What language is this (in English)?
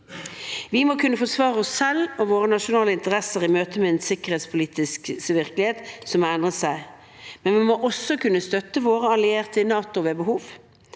Norwegian